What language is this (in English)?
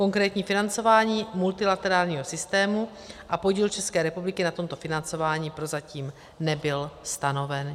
Czech